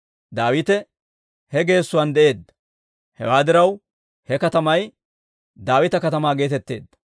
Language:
Dawro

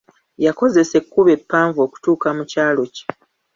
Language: Ganda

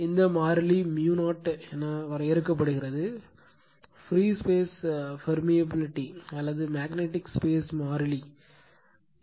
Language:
Tamil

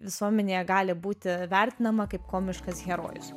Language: Lithuanian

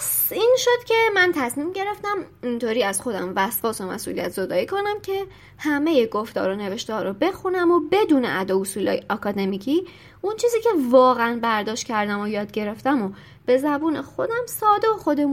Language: Persian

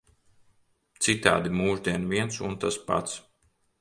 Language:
Latvian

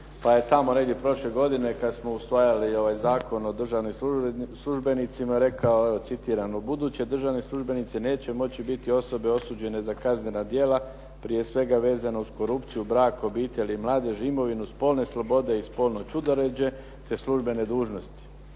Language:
Croatian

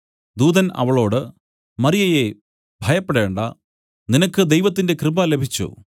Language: Malayalam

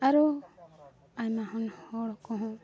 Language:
Santali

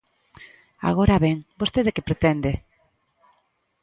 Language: Galician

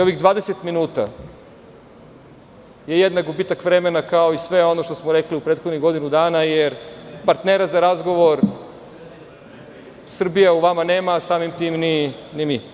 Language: Serbian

